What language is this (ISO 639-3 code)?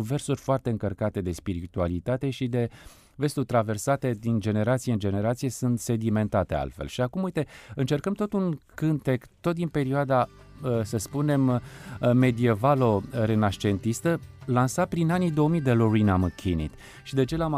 ron